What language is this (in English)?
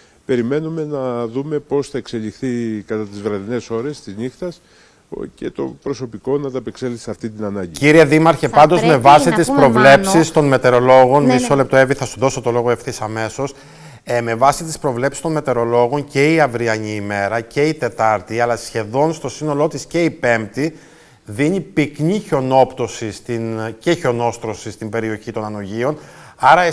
Greek